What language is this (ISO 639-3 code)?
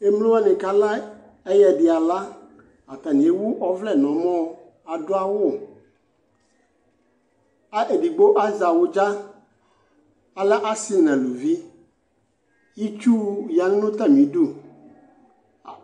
kpo